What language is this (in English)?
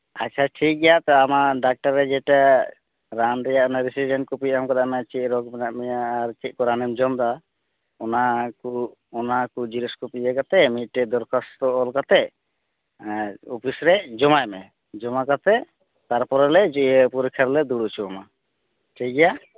Santali